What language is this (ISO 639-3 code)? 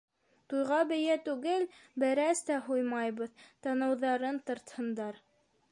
bak